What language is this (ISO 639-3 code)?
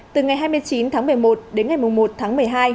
vie